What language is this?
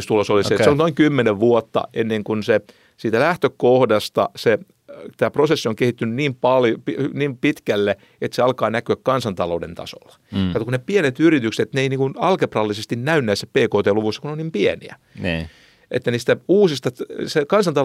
Finnish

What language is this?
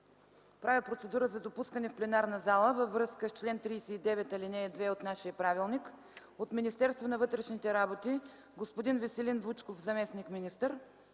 Bulgarian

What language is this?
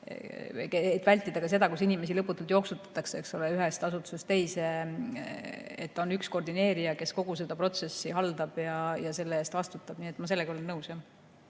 Estonian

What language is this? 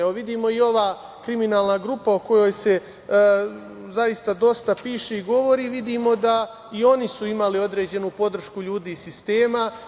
Serbian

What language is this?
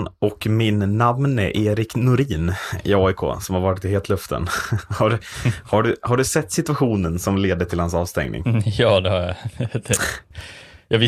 Swedish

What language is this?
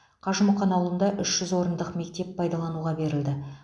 Kazakh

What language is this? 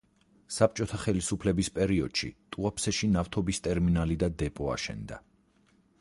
Georgian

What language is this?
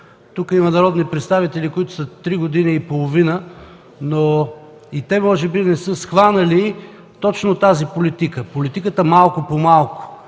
Bulgarian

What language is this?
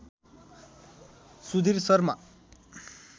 Nepali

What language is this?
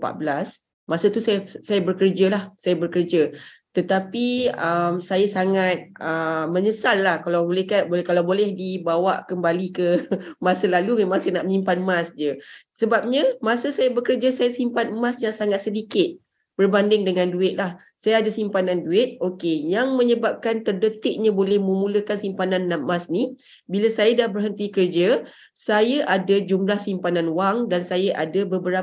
Malay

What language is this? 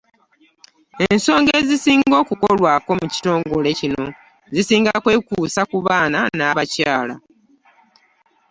Ganda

